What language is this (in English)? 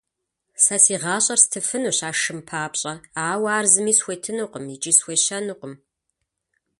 Kabardian